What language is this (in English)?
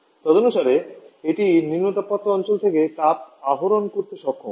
Bangla